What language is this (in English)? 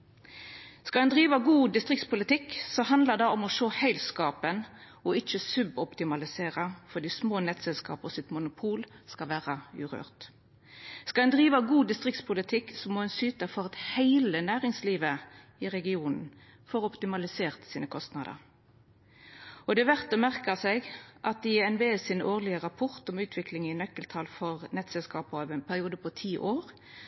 Norwegian Nynorsk